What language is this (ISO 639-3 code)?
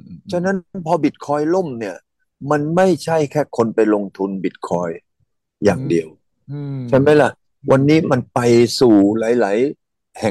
tha